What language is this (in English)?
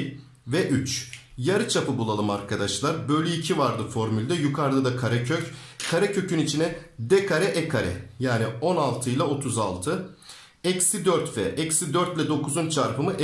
Turkish